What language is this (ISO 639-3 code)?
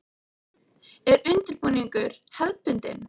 isl